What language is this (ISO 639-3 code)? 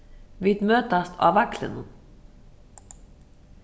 fao